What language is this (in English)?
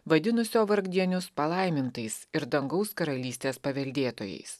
Lithuanian